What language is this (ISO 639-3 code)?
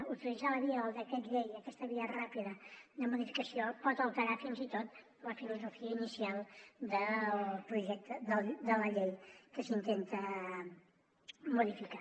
cat